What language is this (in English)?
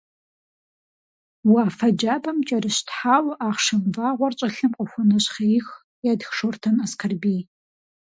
Kabardian